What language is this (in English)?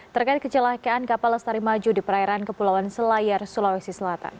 Indonesian